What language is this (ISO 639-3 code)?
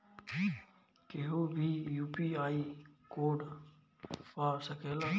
bho